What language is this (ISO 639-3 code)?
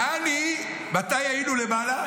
heb